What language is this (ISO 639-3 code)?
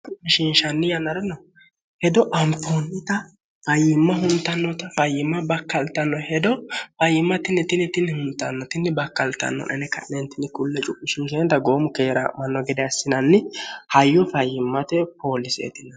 sid